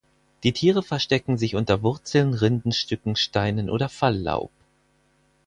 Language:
German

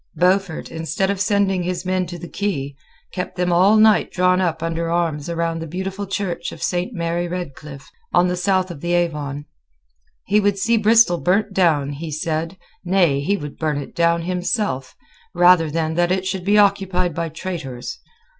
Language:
English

